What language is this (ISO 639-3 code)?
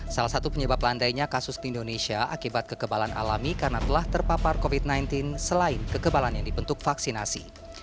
ind